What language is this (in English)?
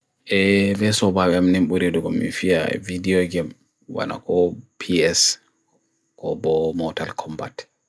Bagirmi Fulfulde